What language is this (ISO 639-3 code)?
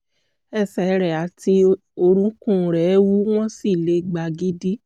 yor